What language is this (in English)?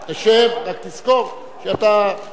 Hebrew